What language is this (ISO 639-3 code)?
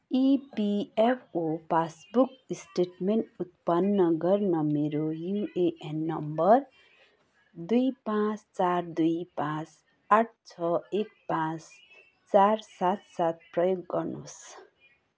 nep